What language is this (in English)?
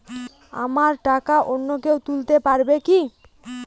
Bangla